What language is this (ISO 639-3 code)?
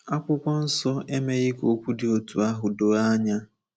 ibo